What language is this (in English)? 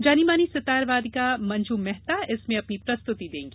Hindi